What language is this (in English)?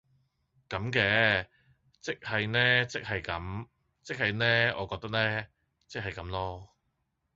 Cantonese